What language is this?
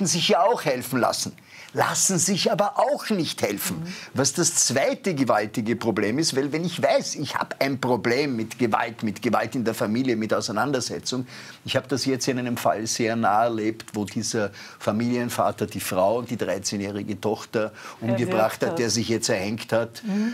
German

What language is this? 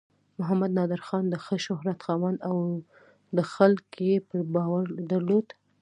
Pashto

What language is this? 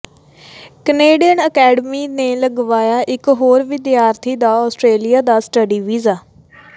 Punjabi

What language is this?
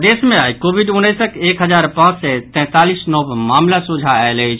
Maithili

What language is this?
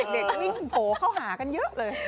Thai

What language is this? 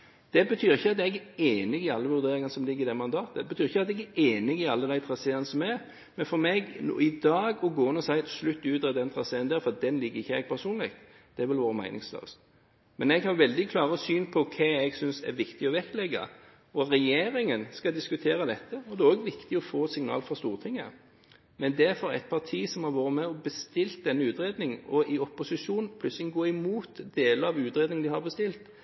Norwegian Bokmål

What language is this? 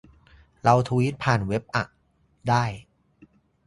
Thai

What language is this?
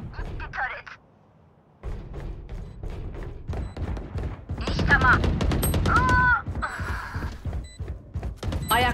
Turkish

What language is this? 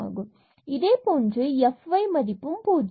Tamil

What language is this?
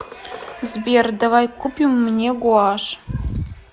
Russian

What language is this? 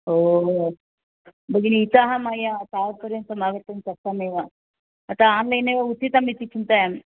Sanskrit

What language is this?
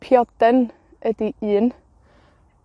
Welsh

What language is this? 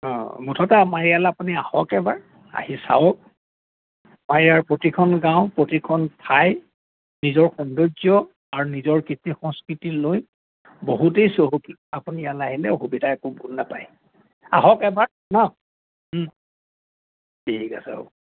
Assamese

